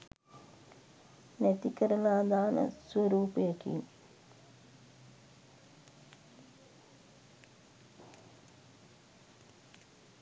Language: Sinhala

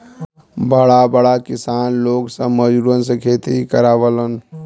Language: Bhojpuri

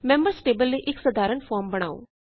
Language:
Punjabi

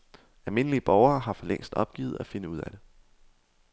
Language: Danish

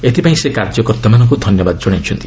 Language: Odia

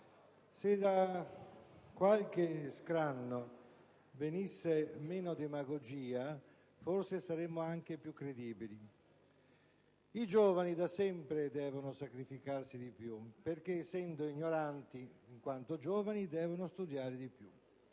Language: Italian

